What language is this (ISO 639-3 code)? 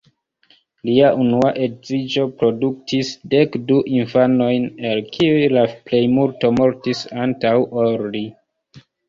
epo